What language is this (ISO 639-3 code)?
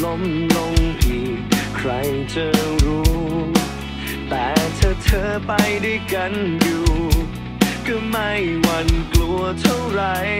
tha